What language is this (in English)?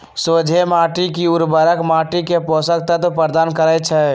Magahi